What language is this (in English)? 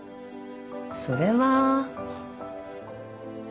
Japanese